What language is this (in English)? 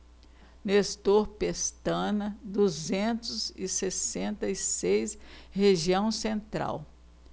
Portuguese